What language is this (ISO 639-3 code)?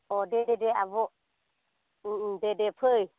brx